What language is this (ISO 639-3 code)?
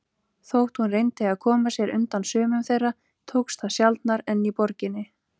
isl